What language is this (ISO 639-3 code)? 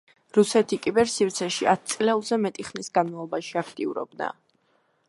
kat